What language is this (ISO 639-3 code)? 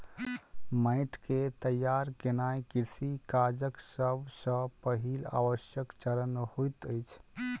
mai